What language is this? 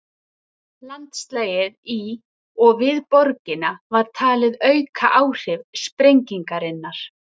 Icelandic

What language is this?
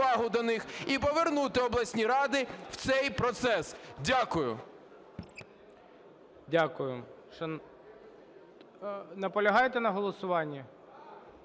Ukrainian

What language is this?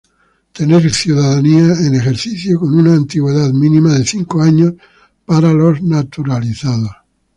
Spanish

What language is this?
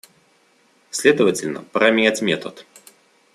Russian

